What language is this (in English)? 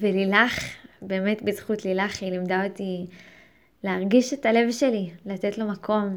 Hebrew